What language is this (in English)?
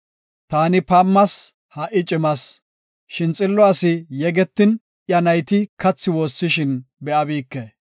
Gofa